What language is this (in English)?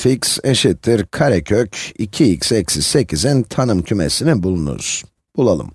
Turkish